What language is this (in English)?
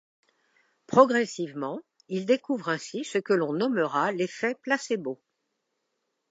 French